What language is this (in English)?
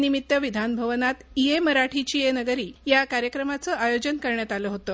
Marathi